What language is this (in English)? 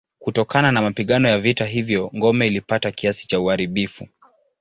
Swahili